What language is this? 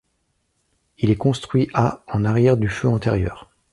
French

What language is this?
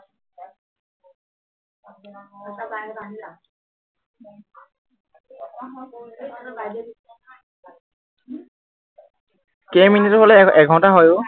Assamese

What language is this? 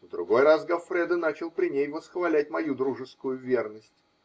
Russian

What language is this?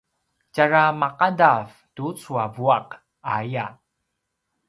Paiwan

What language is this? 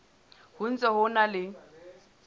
Southern Sotho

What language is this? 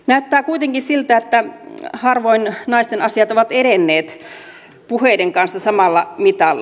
Finnish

